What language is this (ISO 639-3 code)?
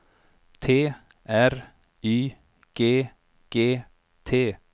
swe